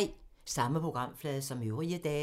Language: Danish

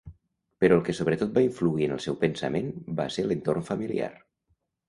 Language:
Catalan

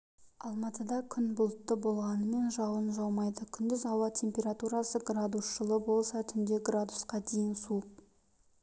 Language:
Kazakh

